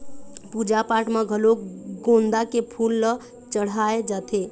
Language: Chhattisgarhi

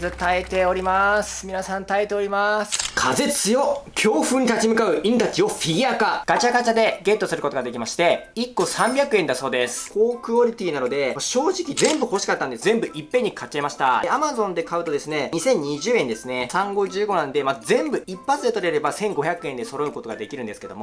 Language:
Japanese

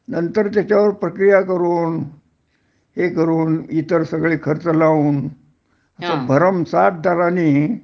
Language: Marathi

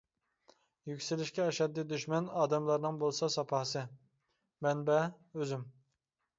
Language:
Uyghur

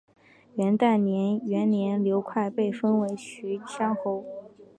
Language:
Chinese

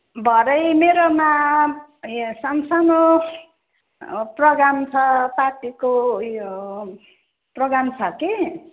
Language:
Nepali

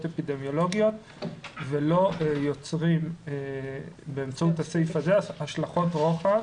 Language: Hebrew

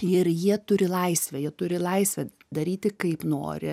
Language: Lithuanian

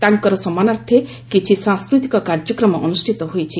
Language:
Odia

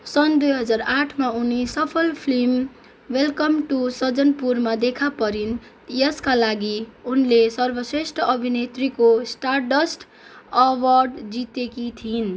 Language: Nepali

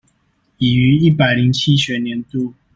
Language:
Chinese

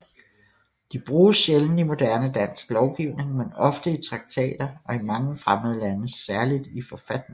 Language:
Danish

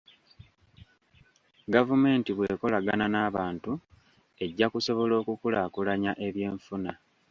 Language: Ganda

